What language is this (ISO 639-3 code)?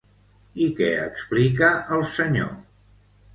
cat